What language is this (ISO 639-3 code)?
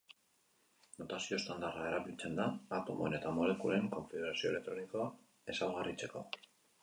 eus